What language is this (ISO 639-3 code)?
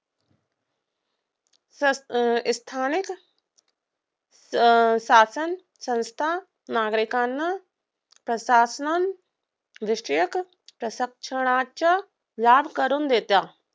mar